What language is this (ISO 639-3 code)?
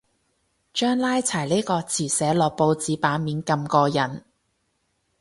yue